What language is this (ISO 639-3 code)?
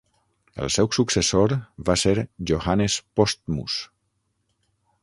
cat